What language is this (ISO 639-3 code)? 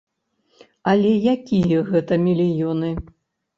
bel